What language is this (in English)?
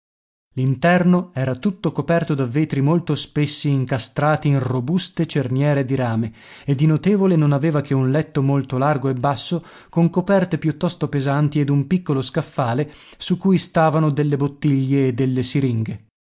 Italian